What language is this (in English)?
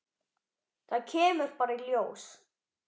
Icelandic